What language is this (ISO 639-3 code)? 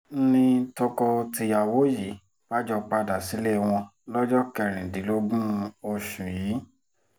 yor